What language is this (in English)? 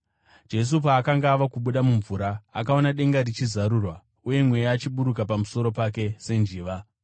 Shona